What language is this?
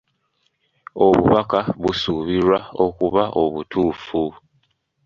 Ganda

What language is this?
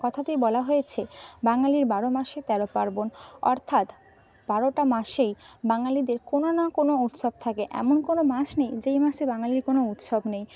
Bangla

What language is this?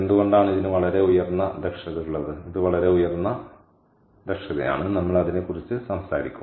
Malayalam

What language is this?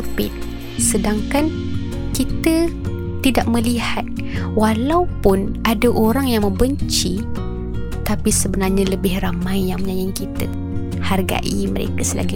Malay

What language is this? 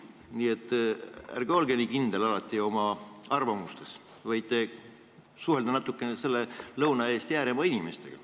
Estonian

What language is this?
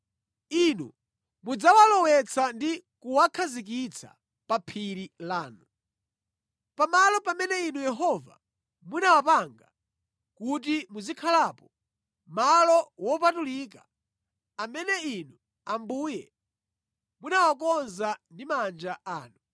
Nyanja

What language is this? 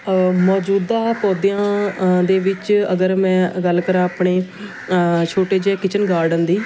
Punjabi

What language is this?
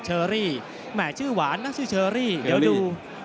Thai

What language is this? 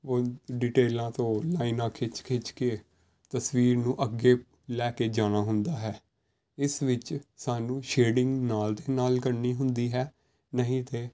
Punjabi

